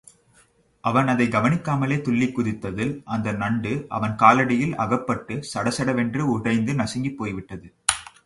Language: Tamil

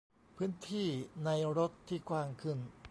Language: Thai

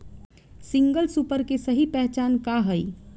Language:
Bhojpuri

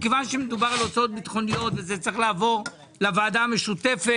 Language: Hebrew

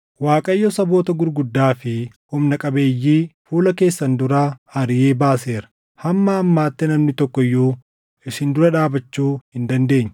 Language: Oromo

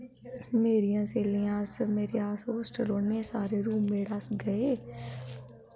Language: Dogri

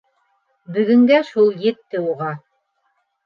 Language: Bashkir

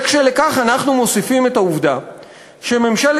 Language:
Hebrew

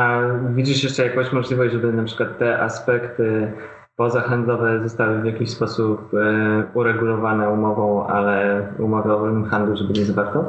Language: Polish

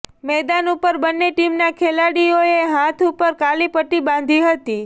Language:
Gujarati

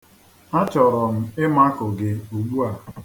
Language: Igbo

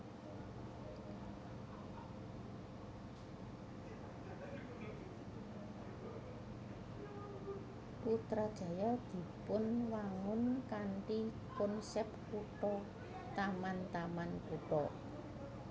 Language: Javanese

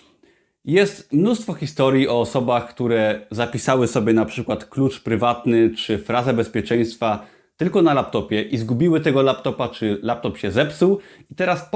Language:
Polish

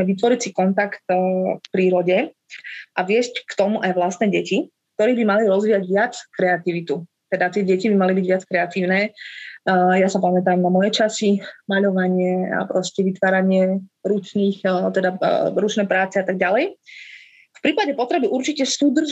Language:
Slovak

